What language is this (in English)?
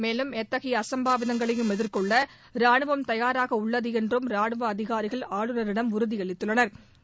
Tamil